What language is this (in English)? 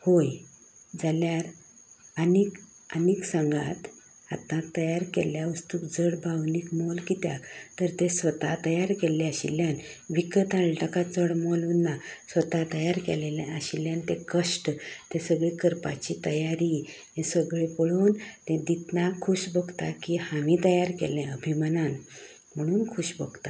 Konkani